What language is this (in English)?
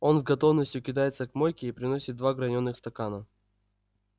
Russian